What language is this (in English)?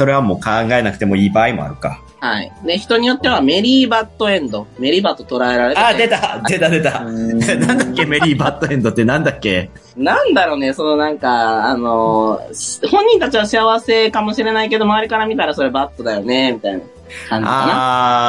Japanese